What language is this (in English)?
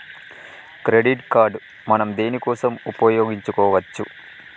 Telugu